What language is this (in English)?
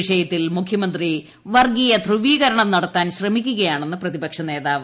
Malayalam